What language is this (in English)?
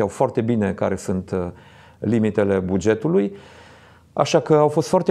Romanian